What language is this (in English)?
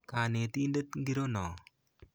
Kalenjin